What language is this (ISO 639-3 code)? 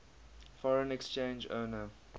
eng